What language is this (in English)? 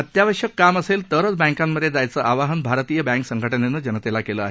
Marathi